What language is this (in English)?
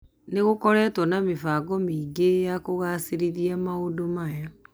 Kikuyu